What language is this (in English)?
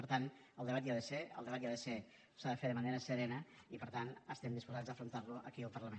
Catalan